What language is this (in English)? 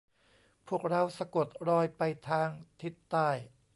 Thai